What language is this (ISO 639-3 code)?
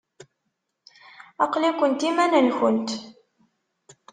kab